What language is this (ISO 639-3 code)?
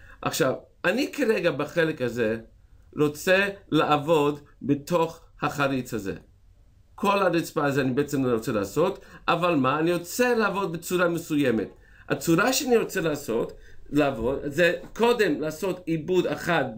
heb